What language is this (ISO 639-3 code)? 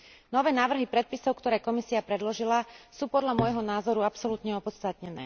slk